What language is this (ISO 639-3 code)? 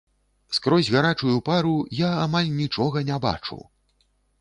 bel